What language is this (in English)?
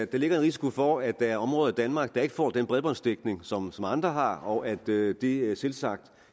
Danish